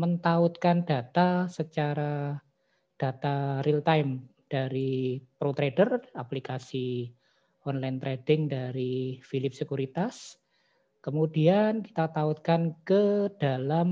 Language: Indonesian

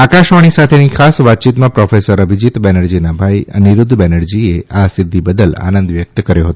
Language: Gujarati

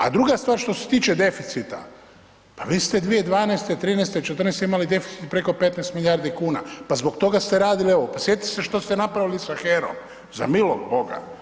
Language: Croatian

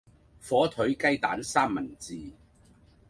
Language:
Cantonese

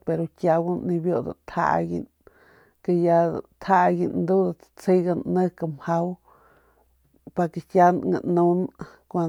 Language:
Northern Pame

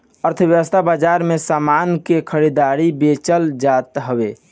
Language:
Bhojpuri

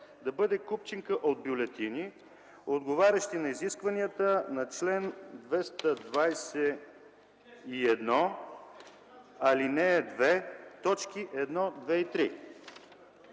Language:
Bulgarian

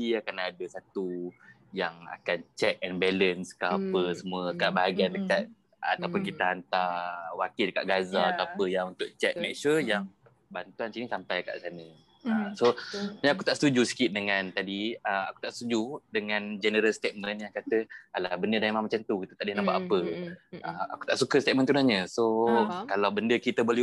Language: Malay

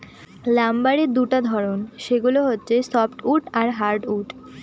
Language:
Bangla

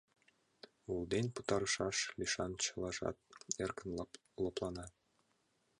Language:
Mari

